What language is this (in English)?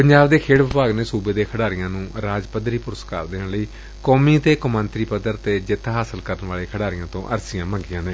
Punjabi